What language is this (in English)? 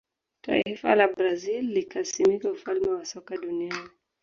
Swahili